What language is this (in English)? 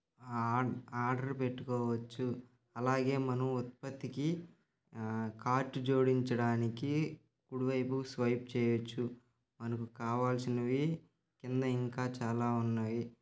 Telugu